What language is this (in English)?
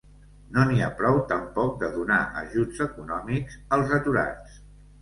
Catalan